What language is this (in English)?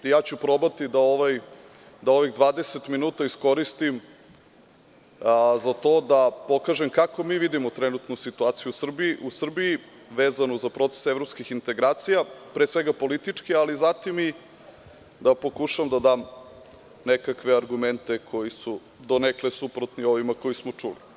Serbian